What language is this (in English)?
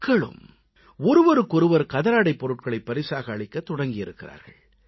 Tamil